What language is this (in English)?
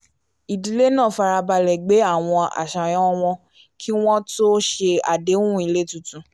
Yoruba